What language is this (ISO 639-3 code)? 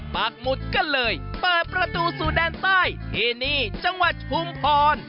tha